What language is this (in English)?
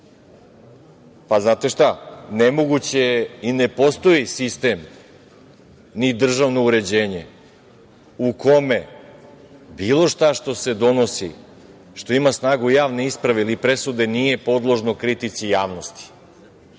Serbian